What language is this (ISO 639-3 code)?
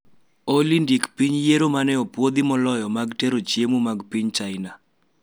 luo